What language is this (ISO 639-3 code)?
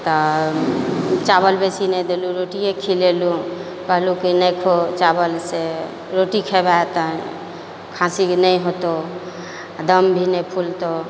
mai